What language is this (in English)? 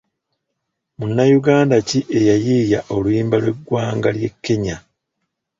Ganda